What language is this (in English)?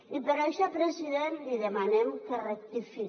Catalan